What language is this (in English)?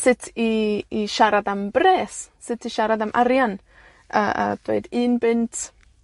Welsh